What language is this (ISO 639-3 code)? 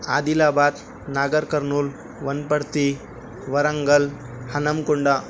urd